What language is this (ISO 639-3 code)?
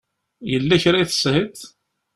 kab